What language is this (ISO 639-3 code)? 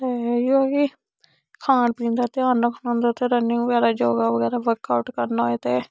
doi